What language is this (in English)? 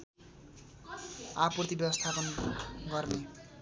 Nepali